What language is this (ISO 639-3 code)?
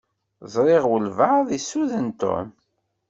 kab